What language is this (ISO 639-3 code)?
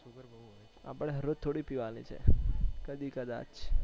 guj